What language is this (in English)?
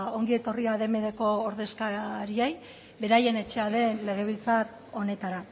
Basque